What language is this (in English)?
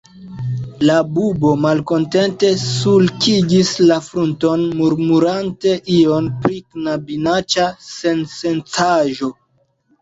Esperanto